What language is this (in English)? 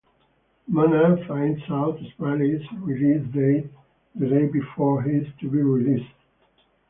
English